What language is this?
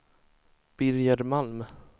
Swedish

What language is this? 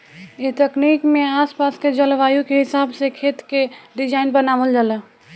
Bhojpuri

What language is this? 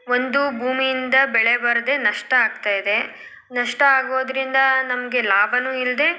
Kannada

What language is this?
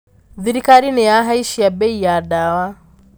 Kikuyu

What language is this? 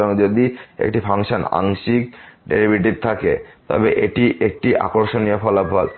Bangla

